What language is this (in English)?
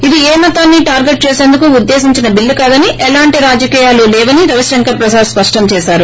Telugu